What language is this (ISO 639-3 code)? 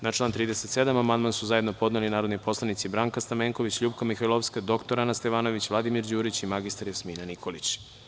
srp